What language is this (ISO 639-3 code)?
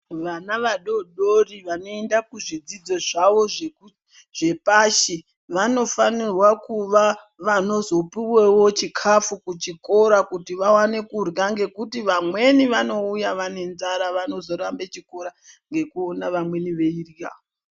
ndc